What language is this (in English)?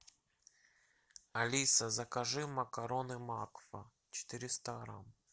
Russian